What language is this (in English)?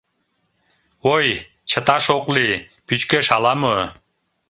Mari